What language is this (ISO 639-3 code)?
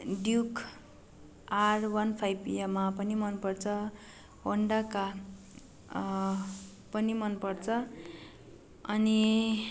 nep